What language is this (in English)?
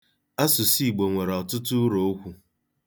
Igbo